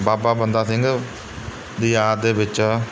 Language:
Punjabi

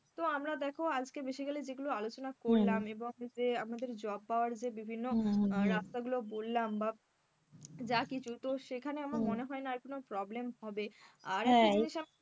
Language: Bangla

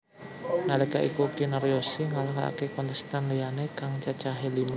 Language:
Javanese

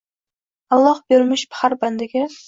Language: Uzbek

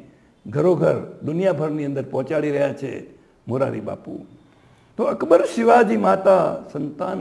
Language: Gujarati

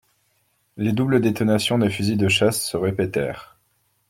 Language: French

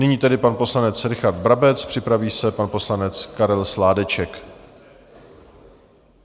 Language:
Czech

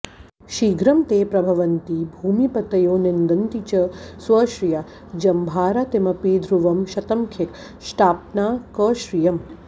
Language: Sanskrit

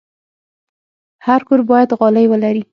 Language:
Pashto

